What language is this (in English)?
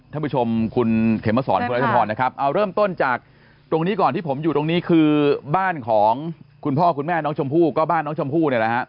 Thai